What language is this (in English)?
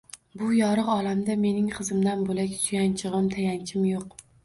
Uzbek